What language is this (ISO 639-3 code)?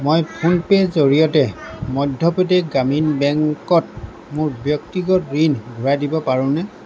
asm